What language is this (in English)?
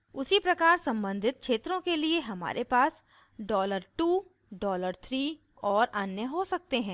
Hindi